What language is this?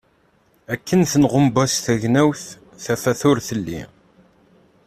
Kabyle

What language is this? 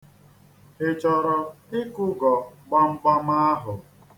Igbo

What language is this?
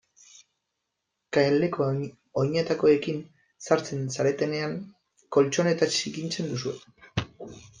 Basque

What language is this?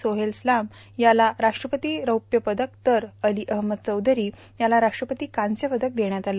Marathi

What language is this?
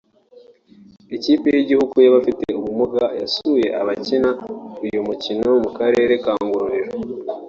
Kinyarwanda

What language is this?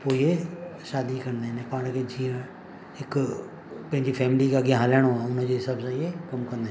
Sindhi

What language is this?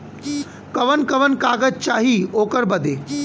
Bhojpuri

